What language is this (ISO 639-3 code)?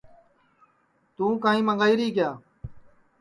ssi